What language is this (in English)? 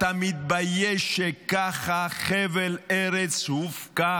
Hebrew